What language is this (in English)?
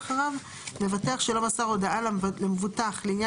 Hebrew